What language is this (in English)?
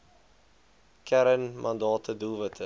Afrikaans